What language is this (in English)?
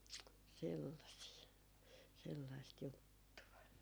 Finnish